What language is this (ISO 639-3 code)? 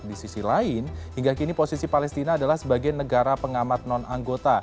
ind